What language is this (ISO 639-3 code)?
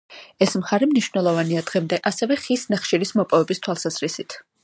kat